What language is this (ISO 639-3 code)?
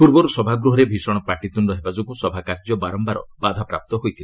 ori